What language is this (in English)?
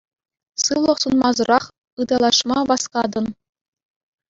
Chuvash